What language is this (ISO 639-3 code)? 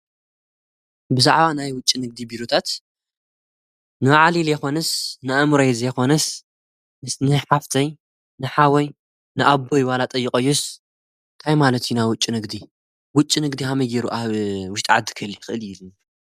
tir